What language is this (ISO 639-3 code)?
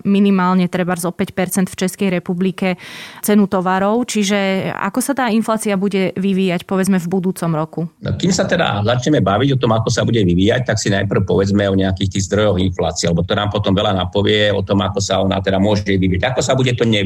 slk